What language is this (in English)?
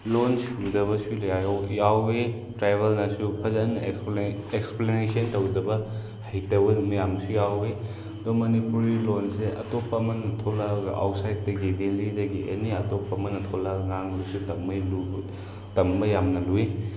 Manipuri